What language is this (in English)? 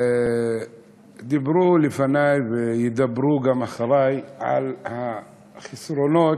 Hebrew